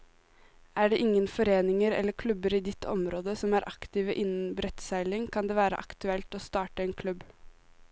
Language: Norwegian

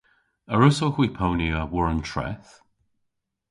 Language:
Cornish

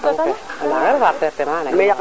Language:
Serer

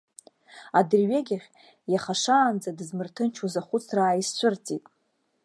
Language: Abkhazian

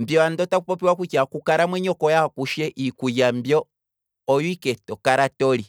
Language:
Kwambi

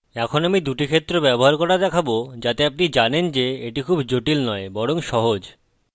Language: Bangla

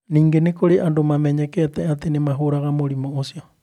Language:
Kikuyu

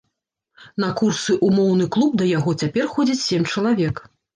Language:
Belarusian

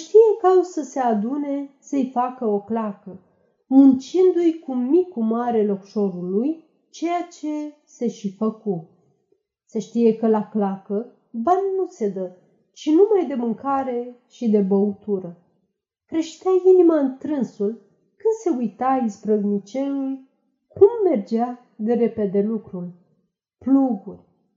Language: Romanian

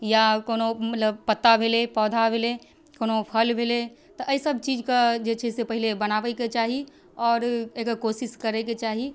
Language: Maithili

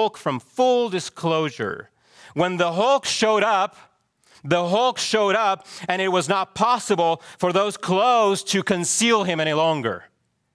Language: English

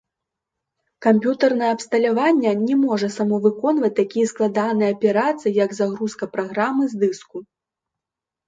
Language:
Belarusian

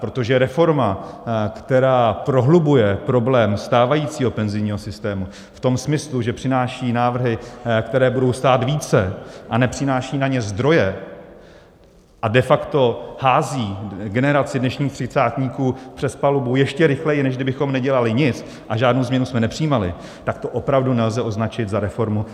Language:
Czech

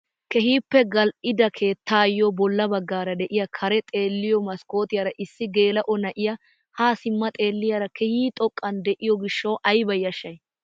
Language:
Wolaytta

